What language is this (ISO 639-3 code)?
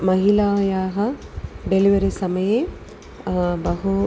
san